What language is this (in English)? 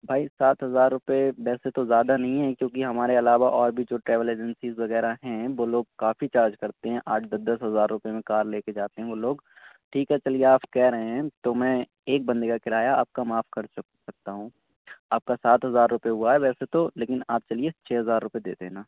Urdu